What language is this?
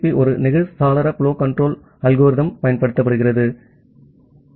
Tamil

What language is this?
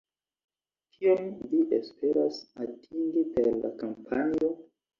Esperanto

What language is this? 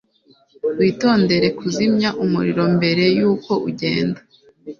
Kinyarwanda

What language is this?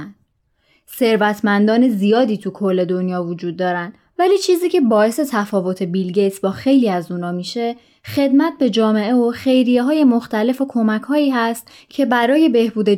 Persian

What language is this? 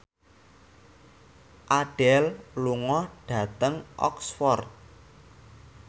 Javanese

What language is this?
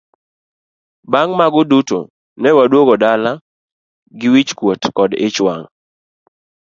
Luo (Kenya and Tanzania)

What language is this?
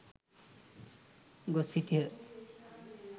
Sinhala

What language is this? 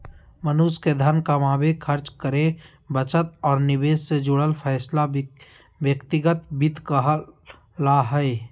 Magahi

